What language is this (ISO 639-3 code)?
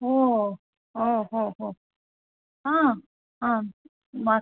san